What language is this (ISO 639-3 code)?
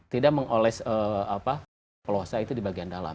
ind